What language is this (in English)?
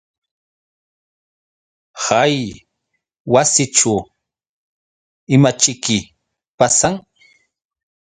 Yauyos Quechua